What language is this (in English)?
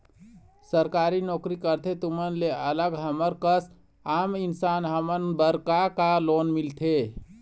Chhattisgarhi